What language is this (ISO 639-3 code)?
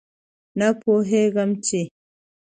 pus